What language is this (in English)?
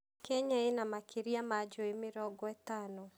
Kikuyu